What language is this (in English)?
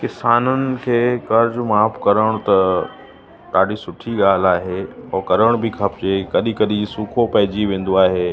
Sindhi